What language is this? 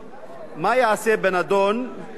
Hebrew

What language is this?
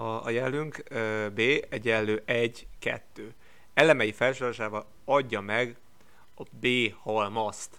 Hungarian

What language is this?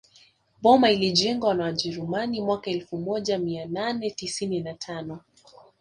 Swahili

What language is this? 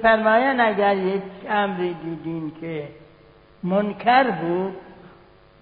Persian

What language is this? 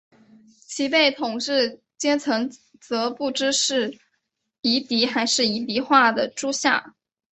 Chinese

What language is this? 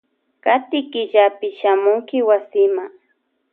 Loja Highland Quichua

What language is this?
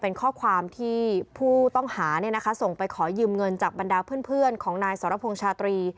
Thai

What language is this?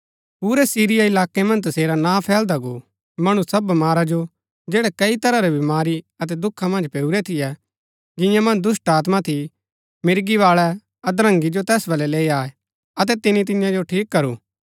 Gaddi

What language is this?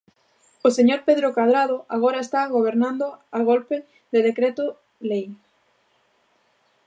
Galician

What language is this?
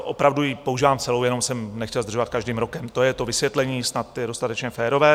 Czech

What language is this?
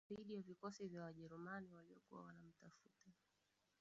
Swahili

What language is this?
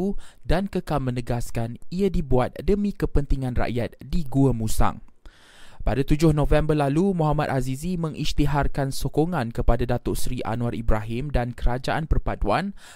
Malay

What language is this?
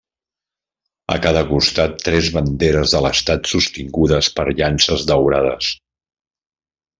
Catalan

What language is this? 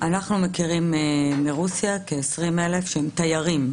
Hebrew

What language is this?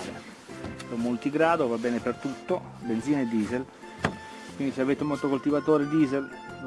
Italian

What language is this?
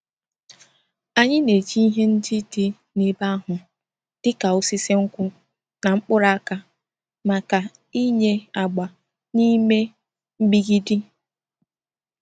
Igbo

